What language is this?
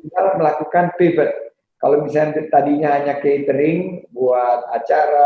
Indonesian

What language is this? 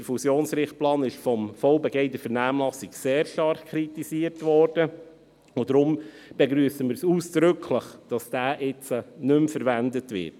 Swiss German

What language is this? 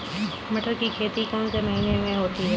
Hindi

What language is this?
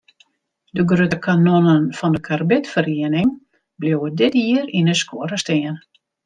Western Frisian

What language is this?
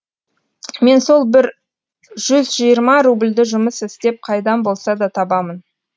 Kazakh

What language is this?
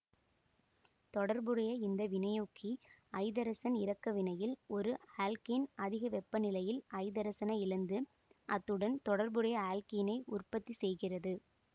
Tamil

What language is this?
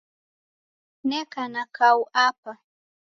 Taita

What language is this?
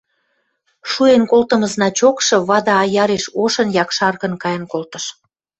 Western Mari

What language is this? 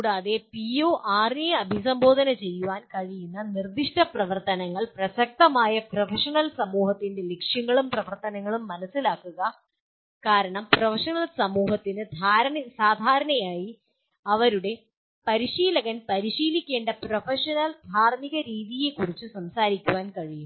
Malayalam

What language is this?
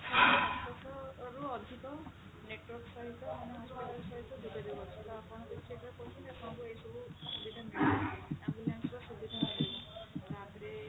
Odia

